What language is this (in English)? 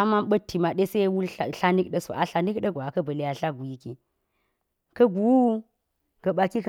Geji